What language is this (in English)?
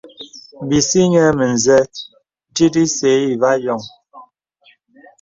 Bebele